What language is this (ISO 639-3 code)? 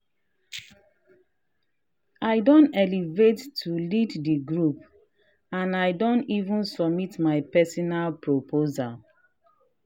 pcm